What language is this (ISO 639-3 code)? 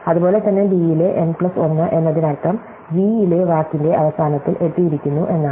mal